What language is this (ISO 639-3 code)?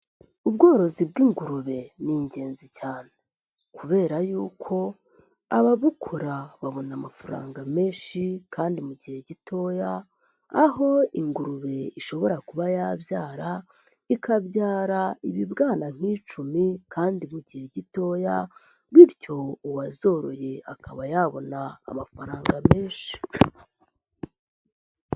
kin